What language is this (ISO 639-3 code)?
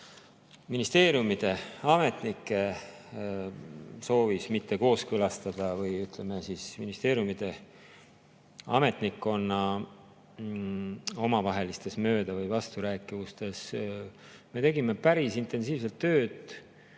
est